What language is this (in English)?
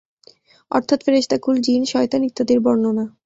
Bangla